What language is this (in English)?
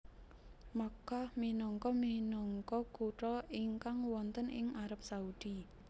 Javanese